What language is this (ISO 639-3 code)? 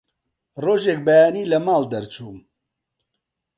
ckb